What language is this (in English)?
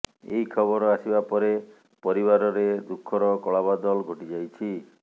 Odia